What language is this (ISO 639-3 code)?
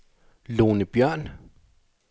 dan